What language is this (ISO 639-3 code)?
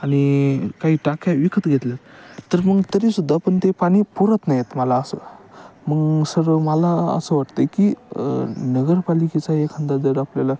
mar